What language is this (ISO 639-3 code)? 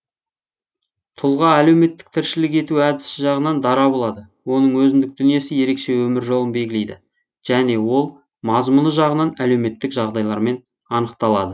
kaz